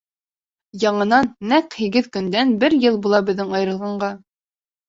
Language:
Bashkir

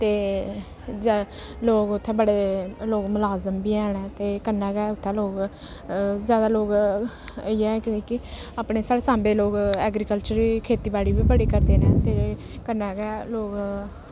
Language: Dogri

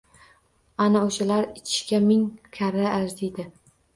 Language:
Uzbek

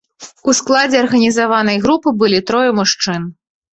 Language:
Belarusian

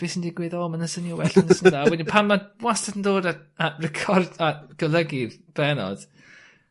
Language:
Welsh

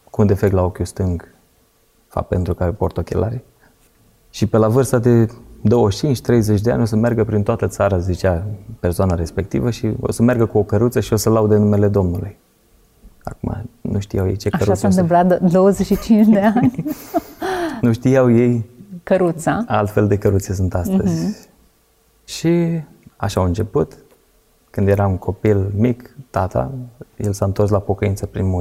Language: Romanian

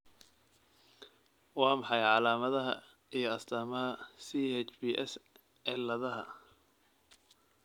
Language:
Somali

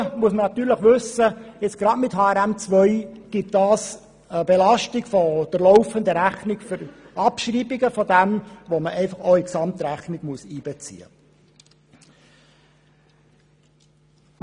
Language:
Swiss German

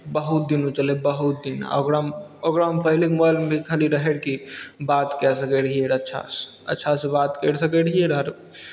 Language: Maithili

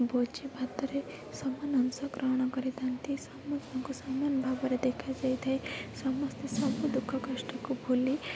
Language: Odia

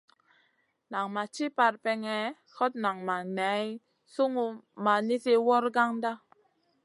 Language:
Masana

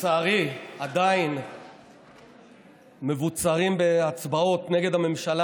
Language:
Hebrew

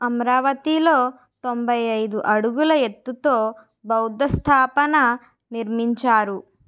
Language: Telugu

